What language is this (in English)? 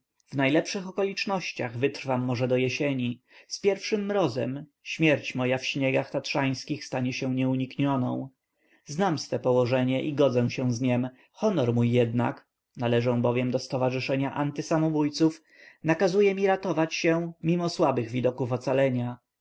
Polish